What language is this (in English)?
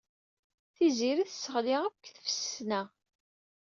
Kabyle